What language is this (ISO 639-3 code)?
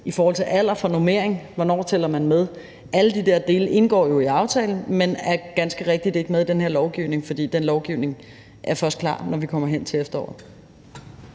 dan